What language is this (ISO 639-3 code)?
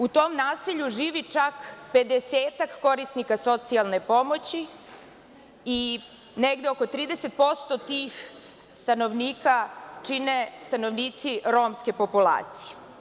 srp